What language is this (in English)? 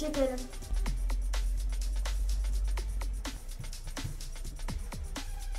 Turkish